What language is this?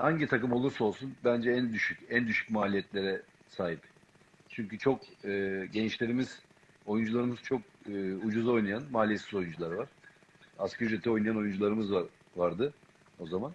Turkish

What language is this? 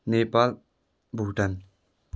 Nepali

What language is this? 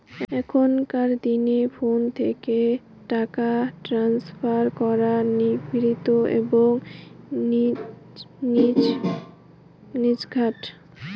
Bangla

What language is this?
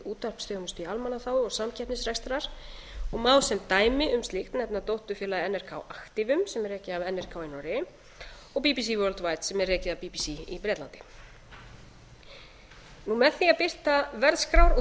Icelandic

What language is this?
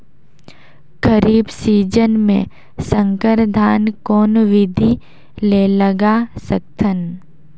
Chhattisgarhi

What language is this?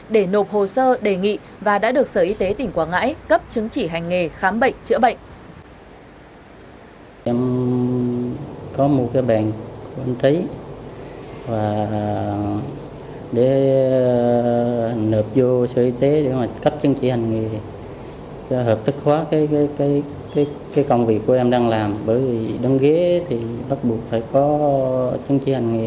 Vietnamese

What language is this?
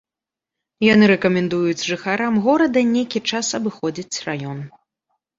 Belarusian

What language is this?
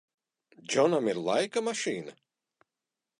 Latvian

